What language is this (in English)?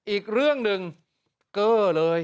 Thai